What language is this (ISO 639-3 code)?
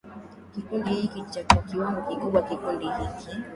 swa